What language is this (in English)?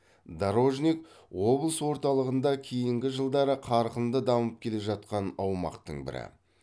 Kazakh